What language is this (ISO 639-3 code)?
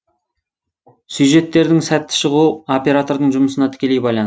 kaz